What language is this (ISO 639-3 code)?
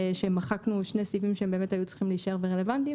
heb